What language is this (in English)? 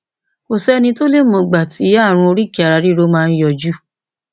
Yoruba